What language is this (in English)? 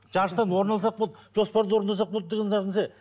Kazakh